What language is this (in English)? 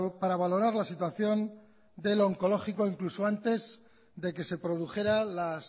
Spanish